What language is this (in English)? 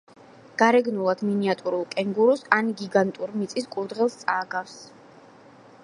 Georgian